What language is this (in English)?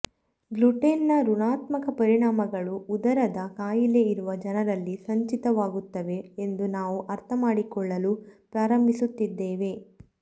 Kannada